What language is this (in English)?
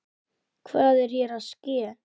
Icelandic